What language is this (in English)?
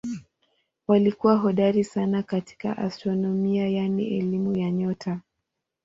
Swahili